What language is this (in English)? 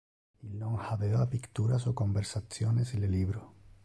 Interlingua